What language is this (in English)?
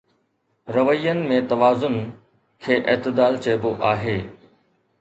Sindhi